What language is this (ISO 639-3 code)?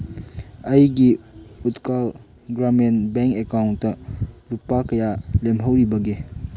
mni